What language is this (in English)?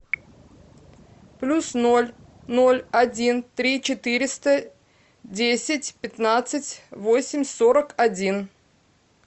Russian